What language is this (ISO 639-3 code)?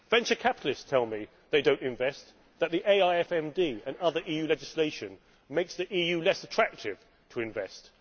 eng